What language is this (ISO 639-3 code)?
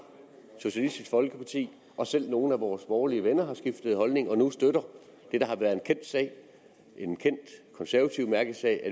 dan